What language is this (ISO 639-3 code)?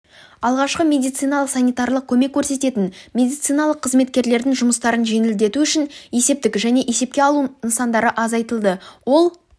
kaz